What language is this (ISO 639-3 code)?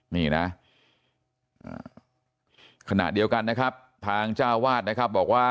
tha